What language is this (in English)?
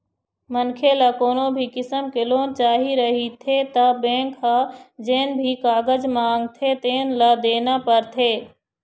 Chhattisgarhi